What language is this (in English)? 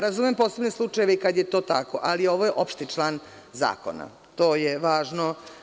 Serbian